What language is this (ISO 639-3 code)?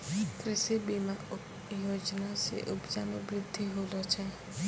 mai